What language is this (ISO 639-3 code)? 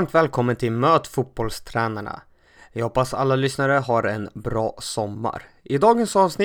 swe